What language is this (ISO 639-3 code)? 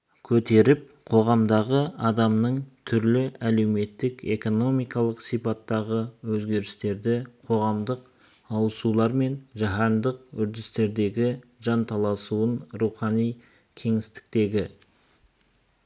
kaz